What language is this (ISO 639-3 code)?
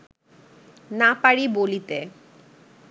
ben